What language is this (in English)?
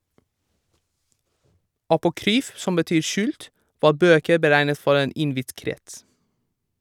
Norwegian